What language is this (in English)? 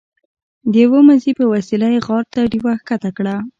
Pashto